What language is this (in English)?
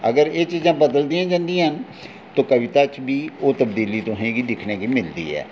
Dogri